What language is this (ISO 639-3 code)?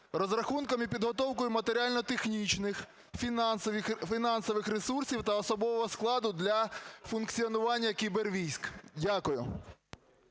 ukr